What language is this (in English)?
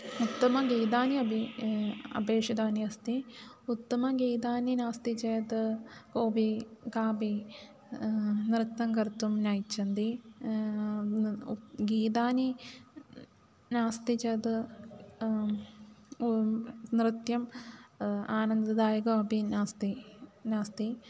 Sanskrit